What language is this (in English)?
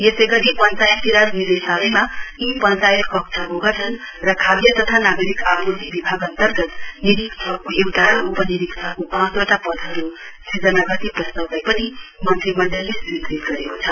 Nepali